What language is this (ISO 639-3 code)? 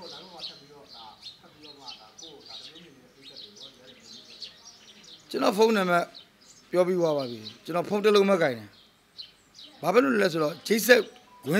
ara